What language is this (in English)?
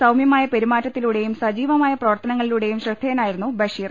Malayalam